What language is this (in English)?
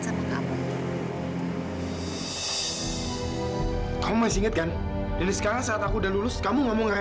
Indonesian